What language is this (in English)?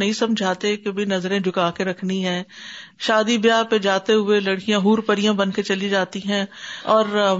Urdu